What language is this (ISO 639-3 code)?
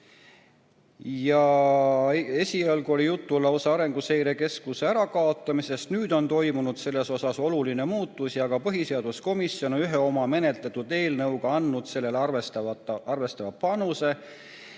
est